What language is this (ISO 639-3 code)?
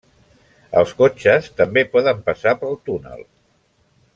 cat